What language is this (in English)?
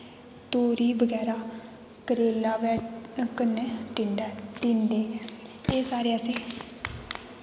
Dogri